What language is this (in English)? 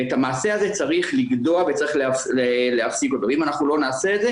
Hebrew